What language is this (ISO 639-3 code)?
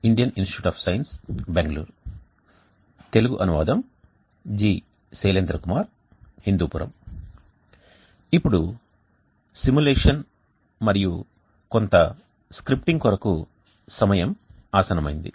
tel